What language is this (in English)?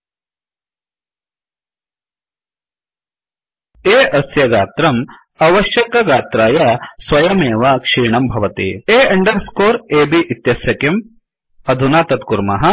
Sanskrit